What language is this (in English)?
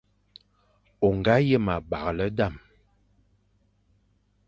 Fang